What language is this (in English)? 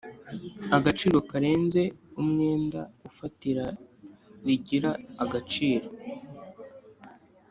Kinyarwanda